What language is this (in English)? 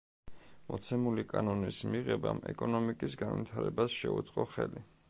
Georgian